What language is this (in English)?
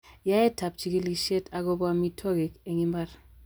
Kalenjin